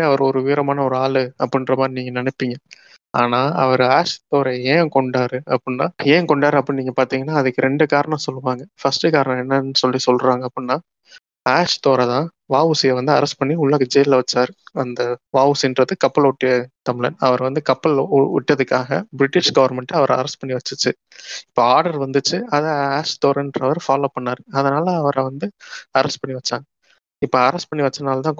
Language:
Tamil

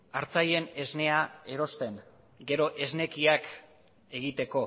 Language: Basque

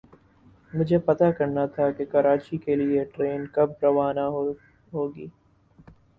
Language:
Urdu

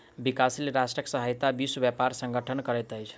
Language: Maithili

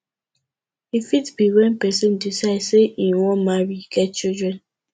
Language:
Nigerian Pidgin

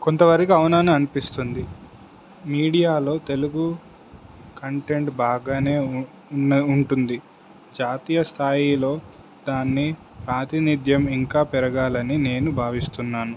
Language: Telugu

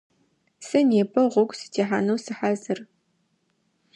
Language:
Adyghe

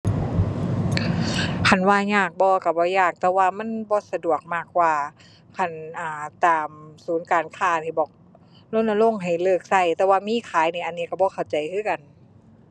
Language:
Thai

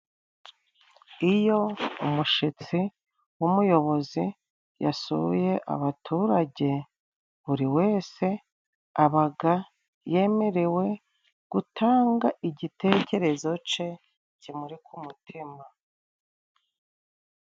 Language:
Kinyarwanda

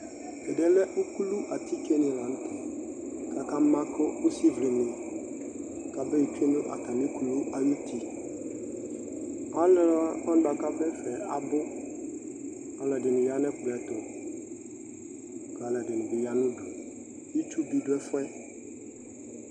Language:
Ikposo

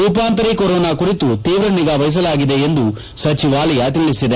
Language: Kannada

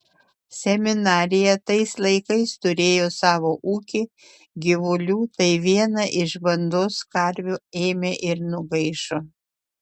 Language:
Lithuanian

